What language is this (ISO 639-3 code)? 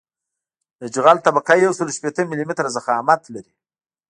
pus